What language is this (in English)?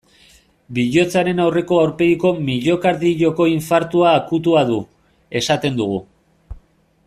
Basque